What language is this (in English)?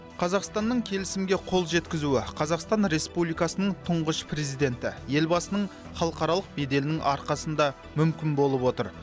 Kazakh